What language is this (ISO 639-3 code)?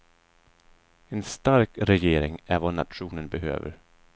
swe